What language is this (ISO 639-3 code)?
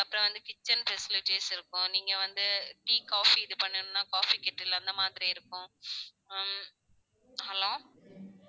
tam